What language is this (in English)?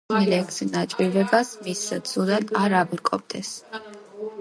Georgian